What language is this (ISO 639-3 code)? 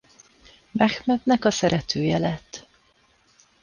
hun